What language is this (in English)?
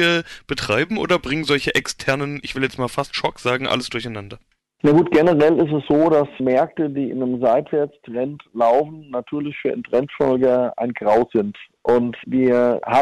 German